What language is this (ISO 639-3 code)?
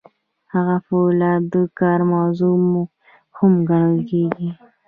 pus